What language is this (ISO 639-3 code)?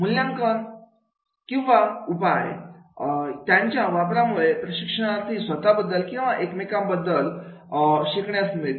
mar